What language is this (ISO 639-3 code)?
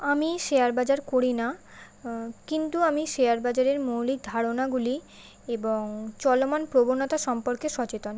ben